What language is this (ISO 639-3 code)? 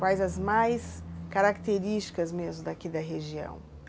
por